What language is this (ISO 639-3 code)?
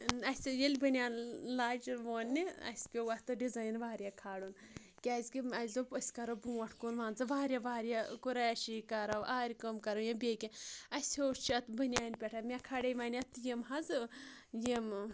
kas